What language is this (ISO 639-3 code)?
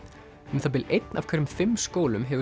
isl